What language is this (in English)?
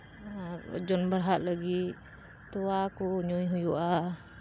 Santali